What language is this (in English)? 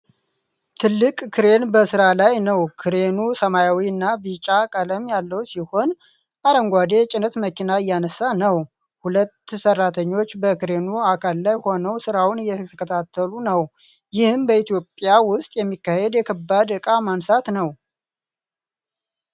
Amharic